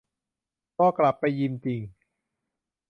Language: Thai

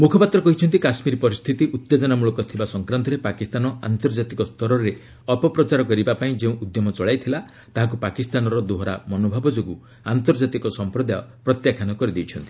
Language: Odia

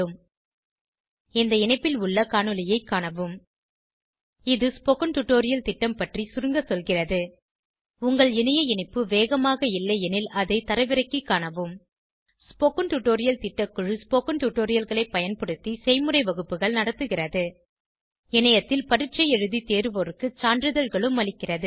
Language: Tamil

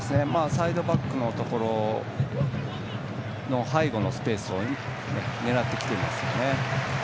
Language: Japanese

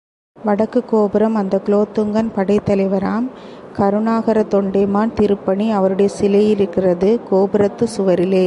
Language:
Tamil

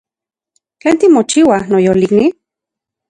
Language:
Central Puebla Nahuatl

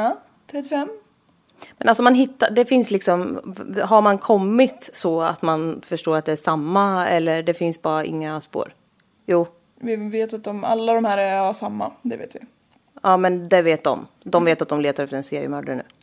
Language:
Swedish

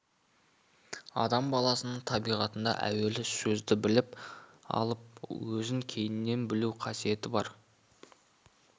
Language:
Kazakh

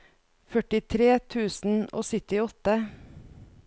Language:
Norwegian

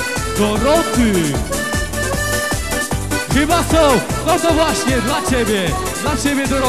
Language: Polish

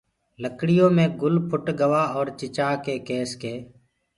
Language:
Gurgula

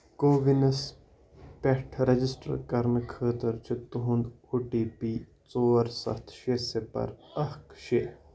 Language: Kashmiri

